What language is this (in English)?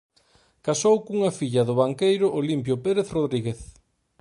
Galician